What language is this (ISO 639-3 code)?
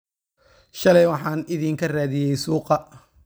som